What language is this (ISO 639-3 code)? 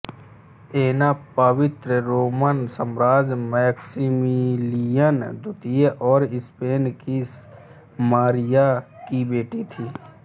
hin